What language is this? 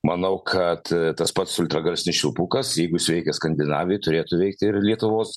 Lithuanian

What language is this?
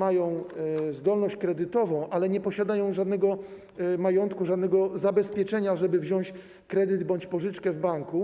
Polish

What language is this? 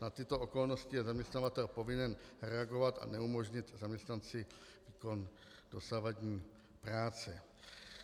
Czech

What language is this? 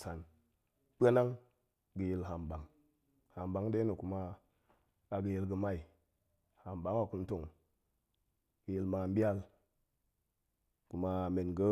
Goemai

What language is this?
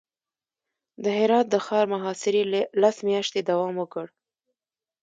Pashto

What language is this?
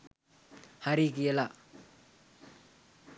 Sinhala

